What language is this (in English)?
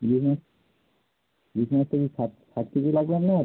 Bangla